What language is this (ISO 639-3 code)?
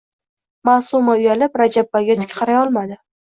uzb